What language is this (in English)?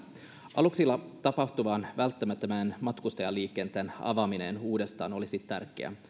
Finnish